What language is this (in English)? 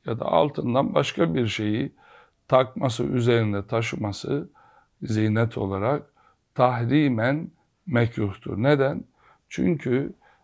Turkish